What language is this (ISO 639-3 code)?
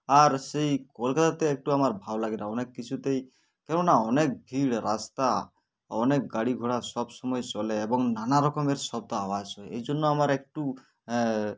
ben